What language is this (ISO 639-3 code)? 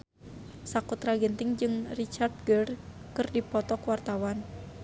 sun